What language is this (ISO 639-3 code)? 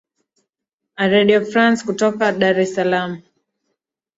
swa